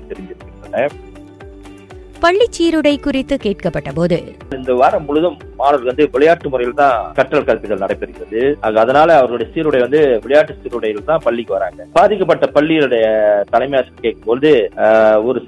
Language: Tamil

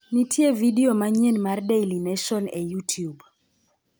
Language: Luo (Kenya and Tanzania)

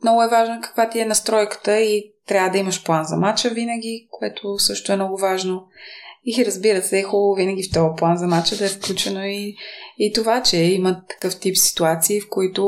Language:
Bulgarian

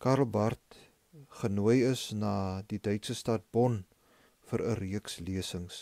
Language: Dutch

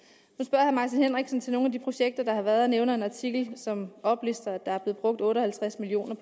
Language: Danish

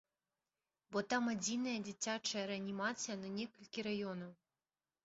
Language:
Belarusian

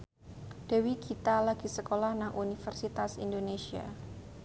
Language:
Javanese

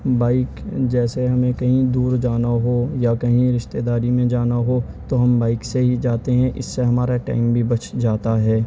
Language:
Urdu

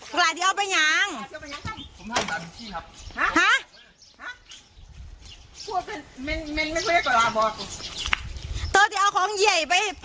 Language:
Thai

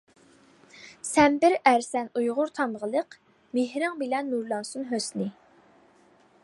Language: Uyghur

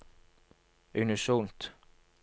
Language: Norwegian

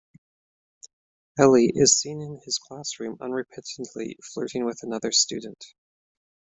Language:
English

